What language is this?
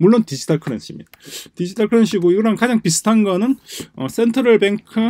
Korean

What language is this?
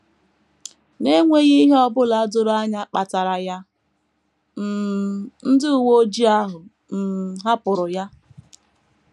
Igbo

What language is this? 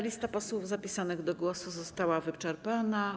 Polish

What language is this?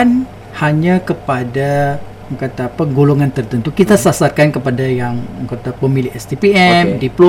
Malay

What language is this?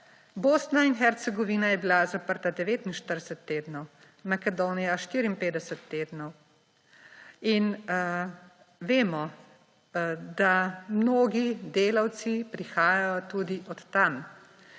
Slovenian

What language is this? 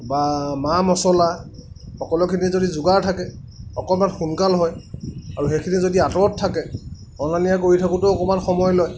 Assamese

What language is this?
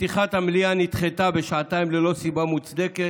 Hebrew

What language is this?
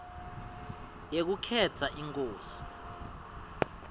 Swati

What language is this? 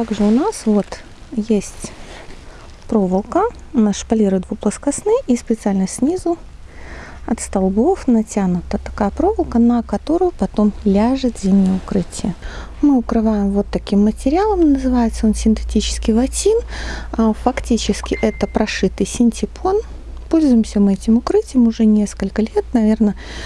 Russian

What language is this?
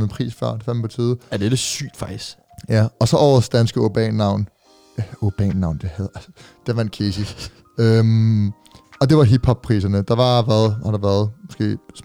Danish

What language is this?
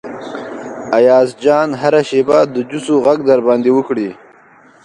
Pashto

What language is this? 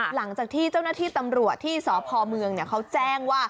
Thai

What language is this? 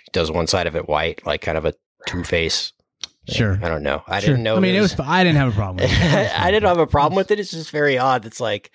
English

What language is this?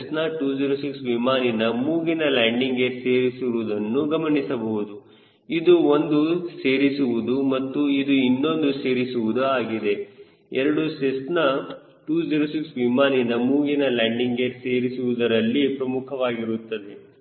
Kannada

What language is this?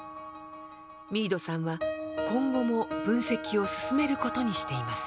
Japanese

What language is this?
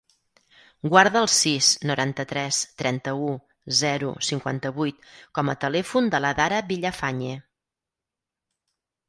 Catalan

